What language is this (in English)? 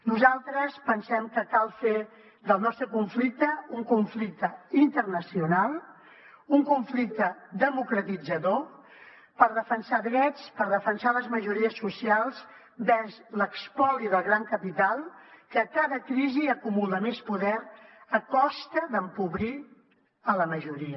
Catalan